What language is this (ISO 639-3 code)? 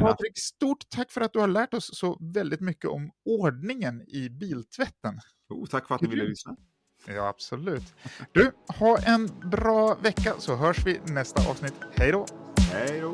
swe